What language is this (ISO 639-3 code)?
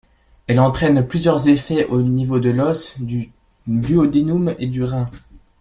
fra